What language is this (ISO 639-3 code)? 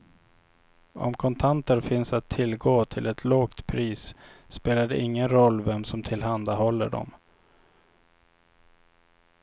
swe